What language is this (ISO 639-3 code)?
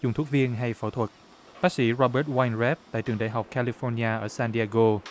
vie